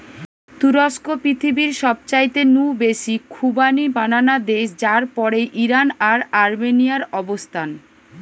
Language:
Bangla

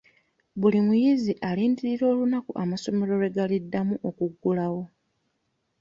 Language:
Ganda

